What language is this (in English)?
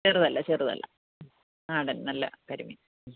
Malayalam